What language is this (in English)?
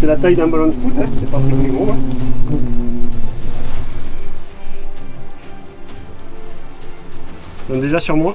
French